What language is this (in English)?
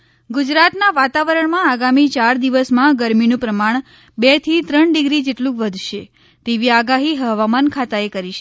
Gujarati